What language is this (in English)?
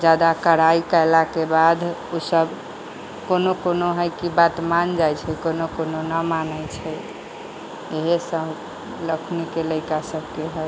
Maithili